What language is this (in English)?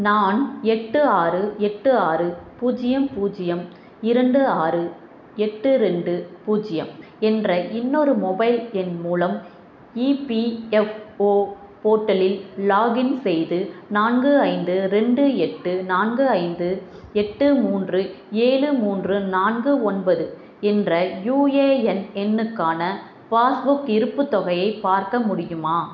Tamil